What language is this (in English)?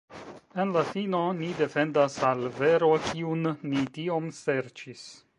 Esperanto